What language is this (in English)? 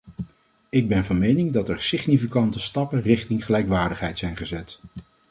Dutch